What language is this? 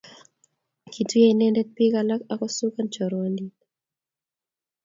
Kalenjin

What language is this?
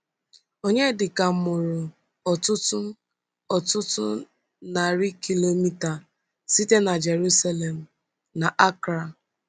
Igbo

